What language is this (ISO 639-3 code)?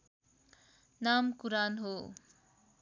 nep